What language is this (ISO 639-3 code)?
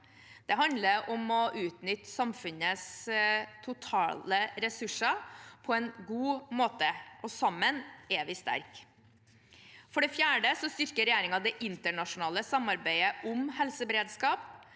nor